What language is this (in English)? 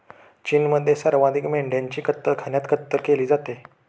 Marathi